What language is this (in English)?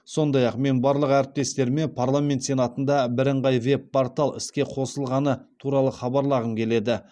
Kazakh